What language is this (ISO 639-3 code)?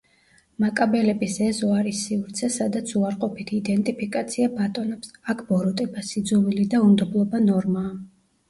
kat